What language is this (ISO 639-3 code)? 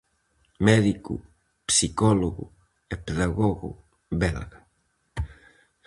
glg